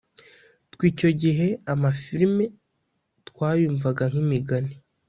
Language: Kinyarwanda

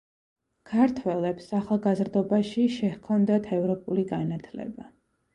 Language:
Georgian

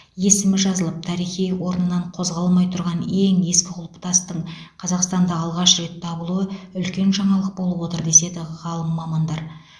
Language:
Kazakh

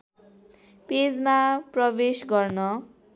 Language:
Nepali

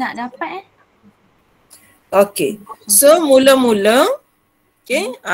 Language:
Malay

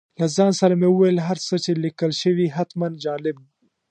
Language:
Pashto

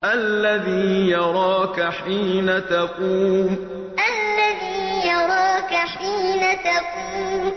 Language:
Arabic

